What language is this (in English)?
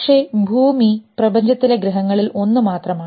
Malayalam